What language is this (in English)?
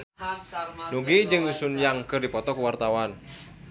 Sundanese